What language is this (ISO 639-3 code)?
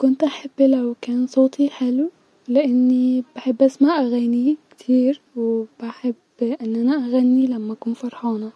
arz